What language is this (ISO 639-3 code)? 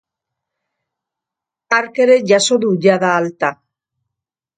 eus